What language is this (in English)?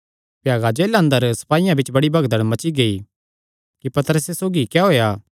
Kangri